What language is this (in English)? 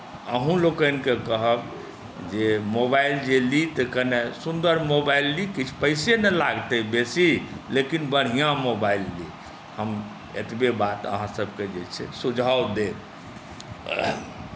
Maithili